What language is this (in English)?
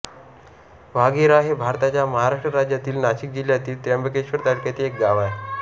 Marathi